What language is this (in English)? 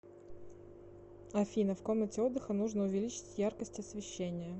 Russian